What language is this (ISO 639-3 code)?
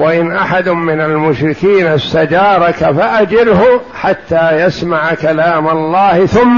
ara